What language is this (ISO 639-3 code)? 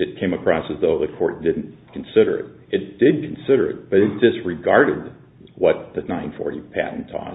eng